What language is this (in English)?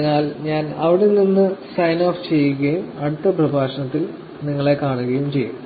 Malayalam